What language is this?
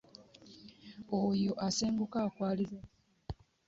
Ganda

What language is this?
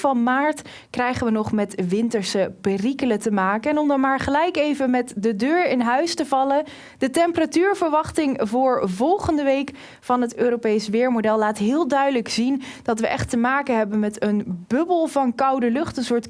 Dutch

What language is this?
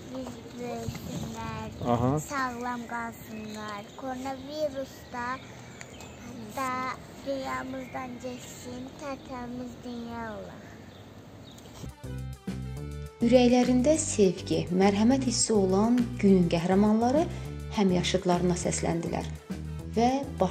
Turkish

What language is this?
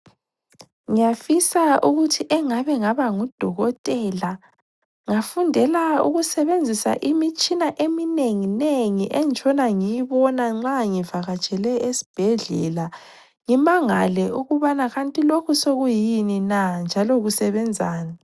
North Ndebele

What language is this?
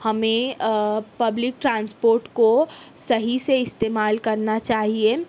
Urdu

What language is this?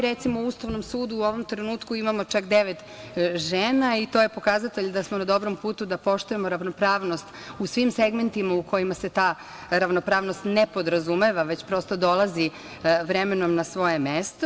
Serbian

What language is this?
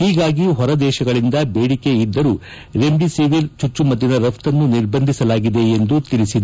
Kannada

